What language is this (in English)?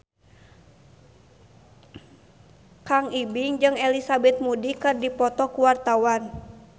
Sundanese